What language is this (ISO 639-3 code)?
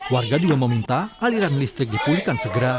ind